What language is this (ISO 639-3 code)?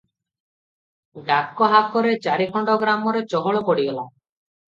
ori